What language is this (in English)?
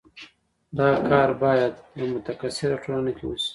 Pashto